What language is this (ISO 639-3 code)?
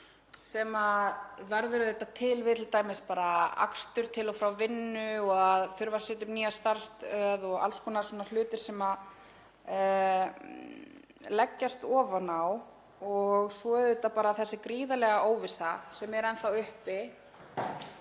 isl